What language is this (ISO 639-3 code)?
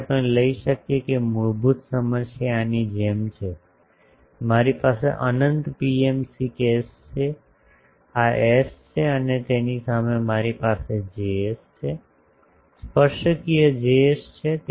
guj